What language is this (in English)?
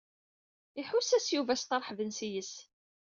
Kabyle